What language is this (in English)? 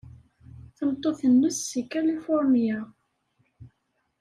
Kabyle